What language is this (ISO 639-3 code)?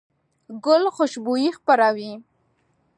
pus